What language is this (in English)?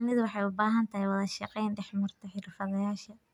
Somali